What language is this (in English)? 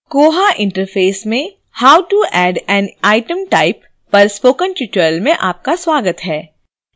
Hindi